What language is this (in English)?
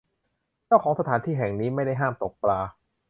Thai